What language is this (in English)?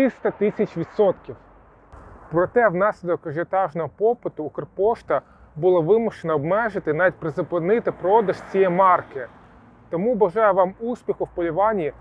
Ukrainian